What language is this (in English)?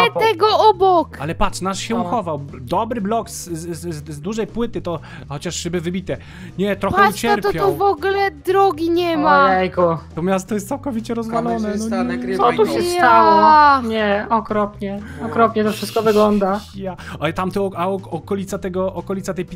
Polish